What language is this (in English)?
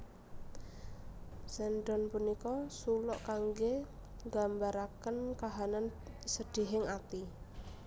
Javanese